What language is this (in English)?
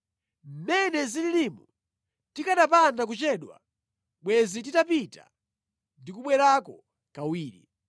Nyanja